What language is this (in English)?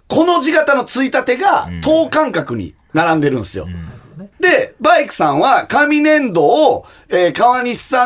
Japanese